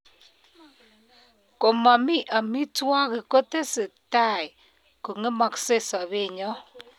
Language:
Kalenjin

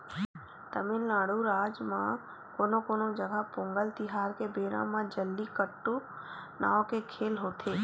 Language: Chhattisgarhi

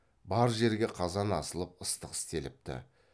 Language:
Kazakh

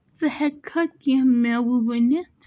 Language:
Kashmiri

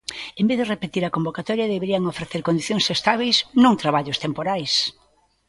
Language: Galician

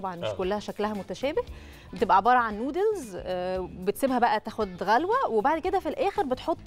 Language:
Arabic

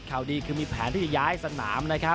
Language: Thai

